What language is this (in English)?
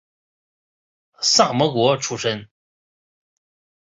Chinese